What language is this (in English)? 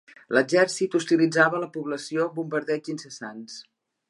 Catalan